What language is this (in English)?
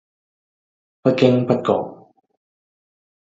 Cantonese